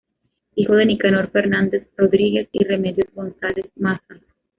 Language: Spanish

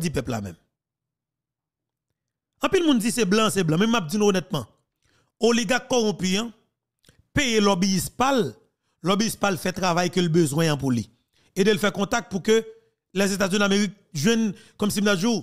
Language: French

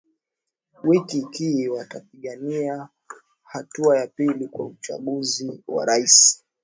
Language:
Swahili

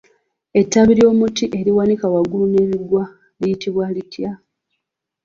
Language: Ganda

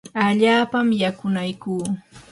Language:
Yanahuanca Pasco Quechua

